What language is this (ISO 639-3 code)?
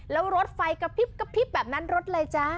tha